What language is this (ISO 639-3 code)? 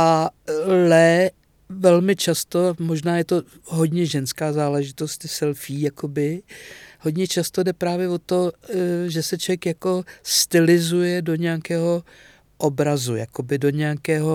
ces